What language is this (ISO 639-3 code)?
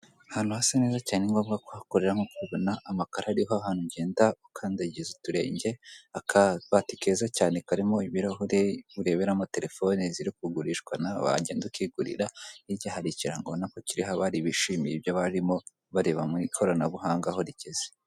kin